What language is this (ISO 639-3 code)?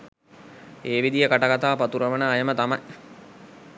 sin